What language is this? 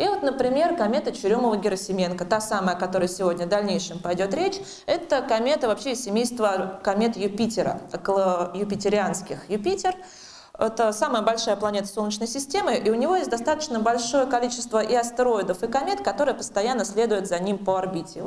Russian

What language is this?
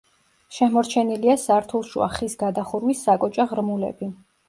Georgian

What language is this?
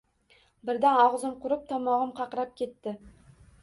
Uzbek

